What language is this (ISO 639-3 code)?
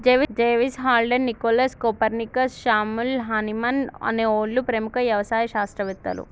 tel